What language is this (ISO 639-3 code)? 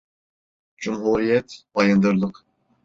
tur